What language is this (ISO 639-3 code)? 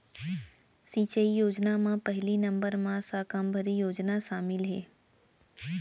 hne